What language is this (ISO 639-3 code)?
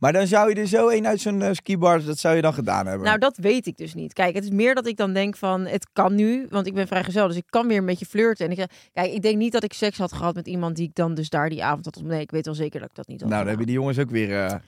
nld